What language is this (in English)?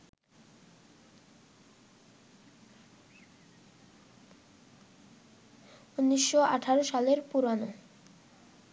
Bangla